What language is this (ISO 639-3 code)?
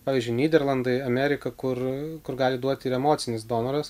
lit